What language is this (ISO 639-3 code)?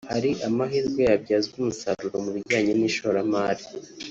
kin